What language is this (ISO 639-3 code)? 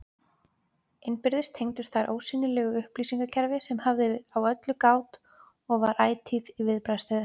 isl